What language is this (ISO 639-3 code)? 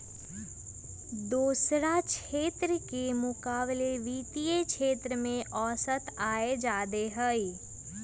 mag